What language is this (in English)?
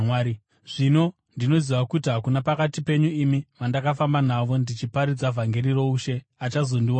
Shona